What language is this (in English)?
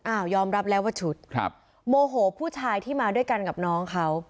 Thai